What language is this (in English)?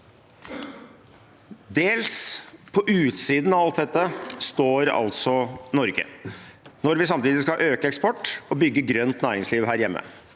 Norwegian